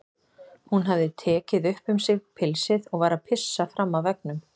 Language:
Icelandic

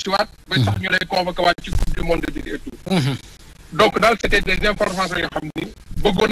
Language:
French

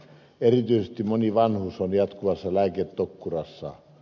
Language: Finnish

